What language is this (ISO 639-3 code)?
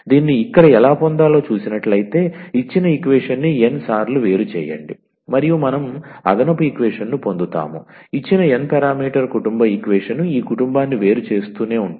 tel